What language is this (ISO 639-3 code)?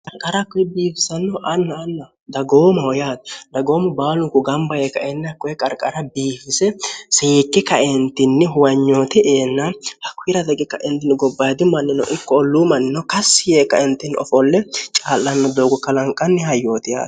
sid